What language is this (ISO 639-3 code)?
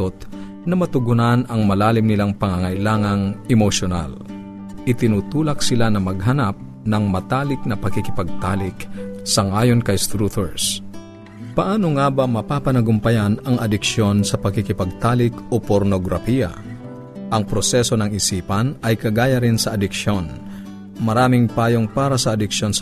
fil